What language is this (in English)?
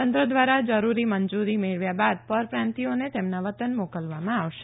Gujarati